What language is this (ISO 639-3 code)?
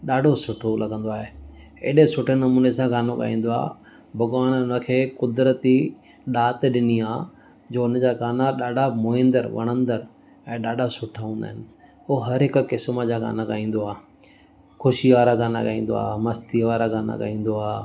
snd